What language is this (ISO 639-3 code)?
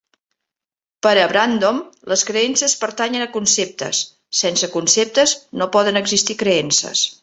cat